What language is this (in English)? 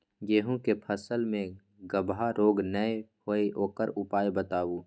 Maithili